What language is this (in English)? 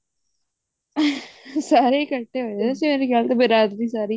Punjabi